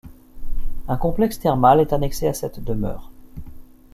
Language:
French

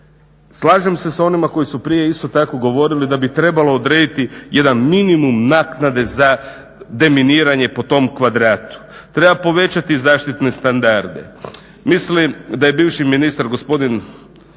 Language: Croatian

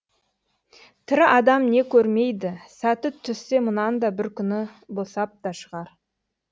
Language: Kazakh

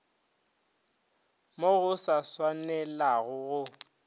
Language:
Northern Sotho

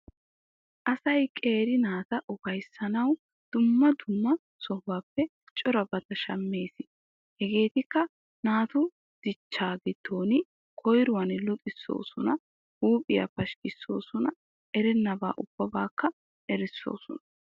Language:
Wolaytta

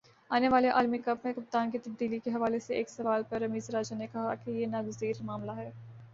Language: Urdu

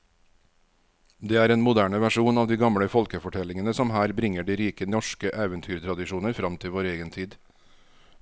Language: Norwegian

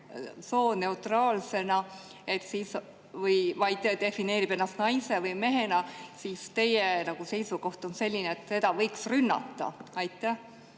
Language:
Estonian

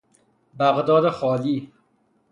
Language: Persian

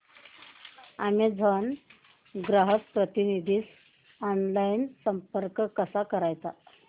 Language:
Marathi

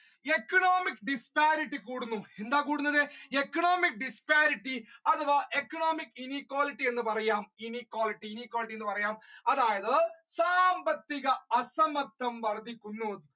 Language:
Malayalam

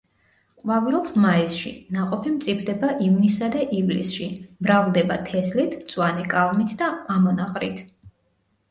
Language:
Georgian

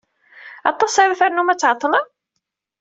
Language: Kabyle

